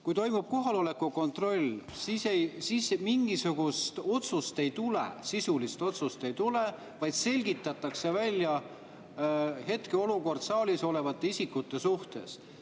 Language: Estonian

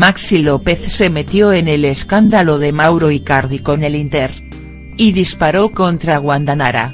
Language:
Spanish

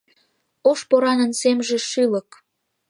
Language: Mari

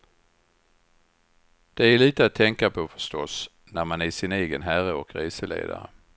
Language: Swedish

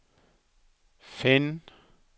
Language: Norwegian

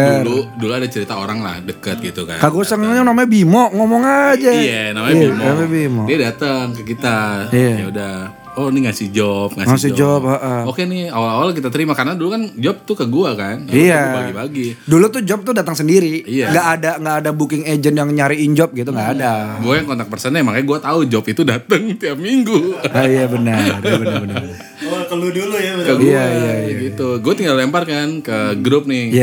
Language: Indonesian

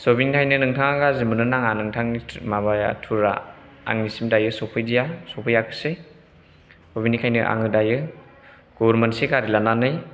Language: Bodo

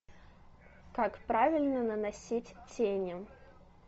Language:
Russian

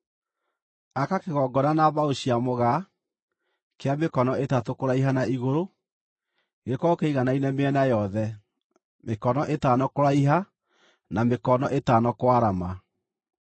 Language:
Kikuyu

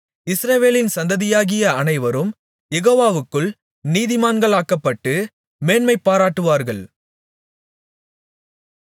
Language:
Tamil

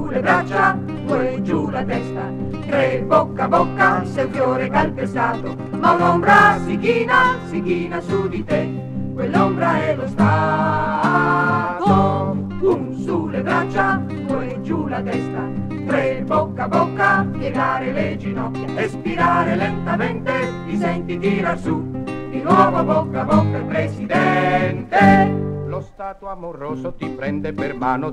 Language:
Italian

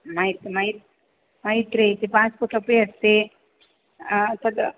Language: Sanskrit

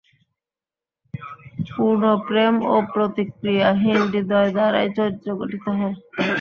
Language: Bangla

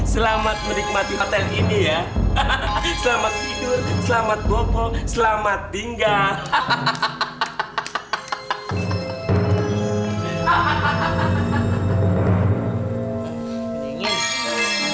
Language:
Indonesian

